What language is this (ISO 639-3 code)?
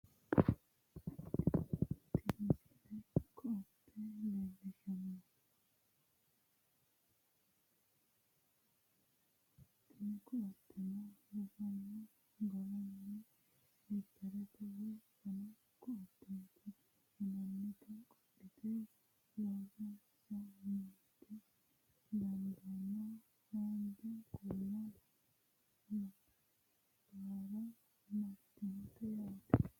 sid